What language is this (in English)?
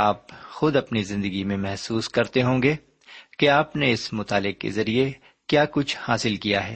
Urdu